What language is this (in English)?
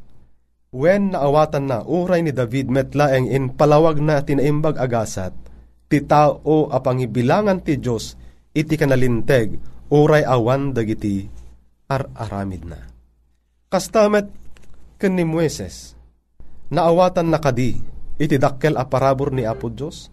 Filipino